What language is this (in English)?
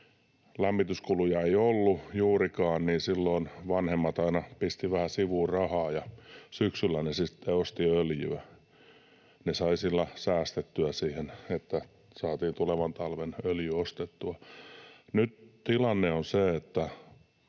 Finnish